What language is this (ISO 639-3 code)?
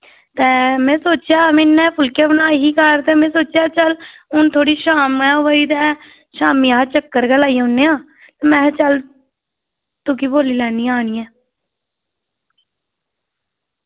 doi